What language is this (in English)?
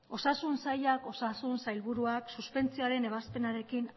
Basque